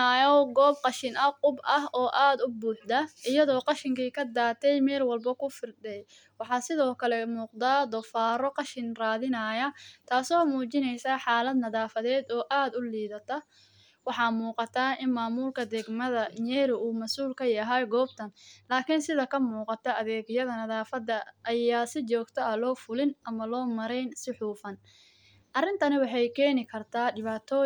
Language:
Somali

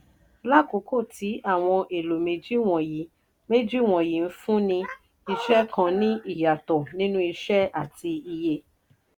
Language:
Yoruba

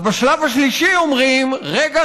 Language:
Hebrew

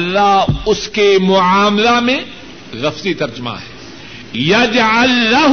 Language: Urdu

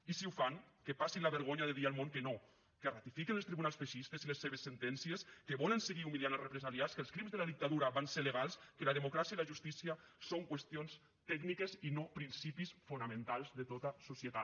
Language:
Catalan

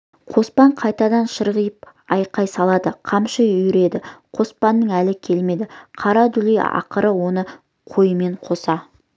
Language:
Kazakh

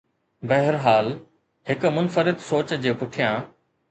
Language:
Sindhi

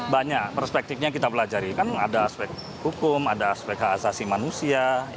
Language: Indonesian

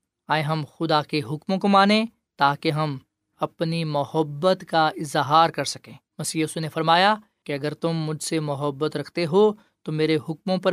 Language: Urdu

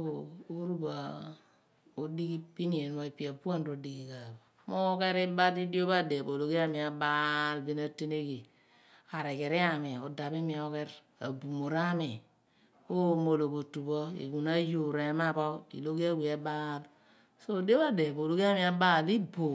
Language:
Abua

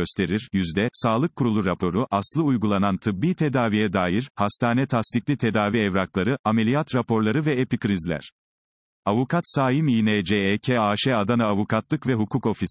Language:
Turkish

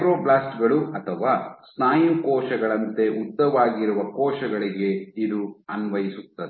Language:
Kannada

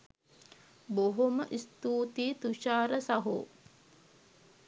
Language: Sinhala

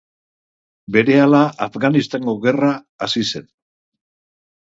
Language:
Basque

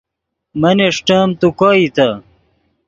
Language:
Yidgha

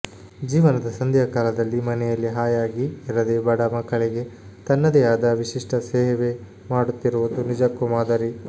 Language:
Kannada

